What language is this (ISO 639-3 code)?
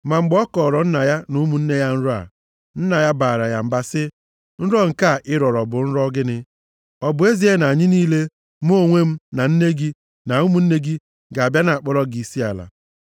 ibo